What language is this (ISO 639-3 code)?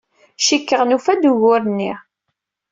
kab